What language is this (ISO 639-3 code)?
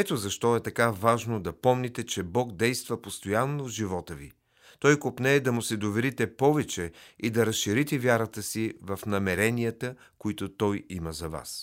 bul